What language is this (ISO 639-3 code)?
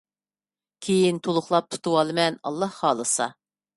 uig